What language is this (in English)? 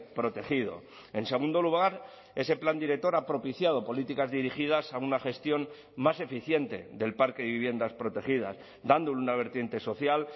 Spanish